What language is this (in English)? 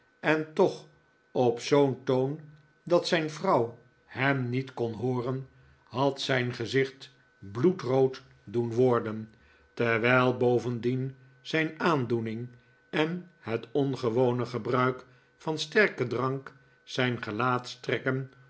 Dutch